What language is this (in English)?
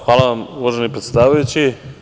Serbian